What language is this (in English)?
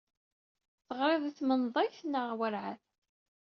Kabyle